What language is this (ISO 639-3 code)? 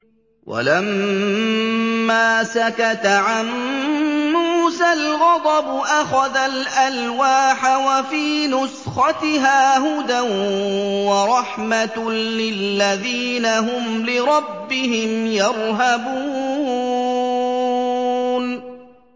ara